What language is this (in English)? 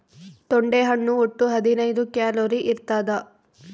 Kannada